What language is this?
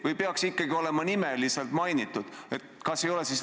Estonian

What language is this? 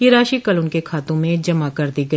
Hindi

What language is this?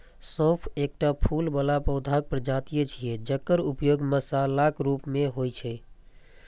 Maithili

